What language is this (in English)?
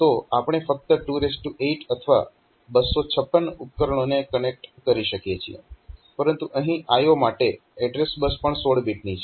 Gujarati